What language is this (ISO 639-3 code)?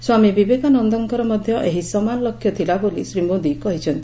ori